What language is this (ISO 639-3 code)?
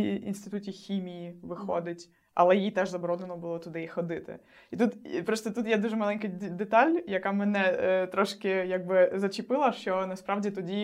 ukr